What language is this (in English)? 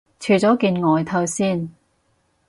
Cantonese